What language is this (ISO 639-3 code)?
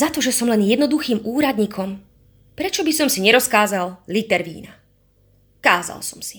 slk